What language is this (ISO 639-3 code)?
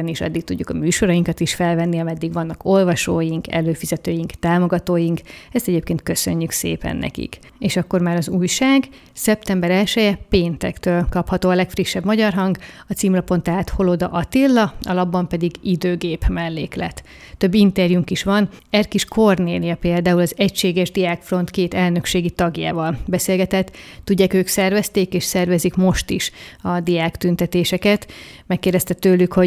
hun